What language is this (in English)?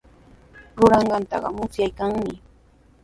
Sihuas Ancash Quechua